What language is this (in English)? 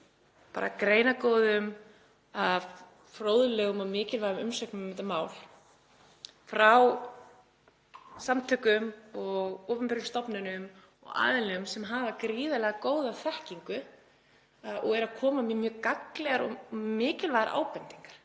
Icelandic